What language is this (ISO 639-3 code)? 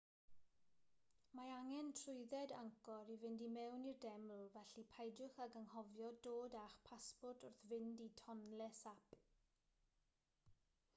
cym